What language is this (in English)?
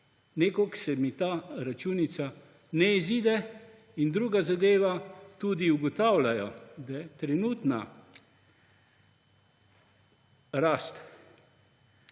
Slovenian